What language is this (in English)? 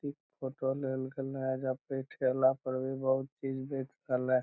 Magahi